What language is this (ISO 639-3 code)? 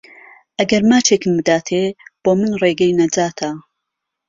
ckb